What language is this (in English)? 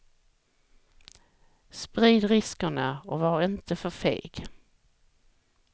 Swedish